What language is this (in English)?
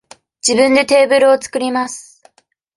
Japanese